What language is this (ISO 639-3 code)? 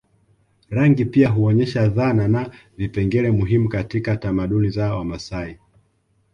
swa